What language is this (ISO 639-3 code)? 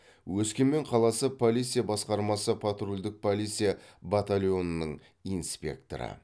kaz